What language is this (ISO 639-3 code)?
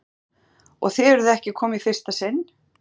isl